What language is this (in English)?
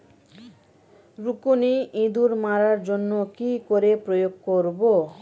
Bangla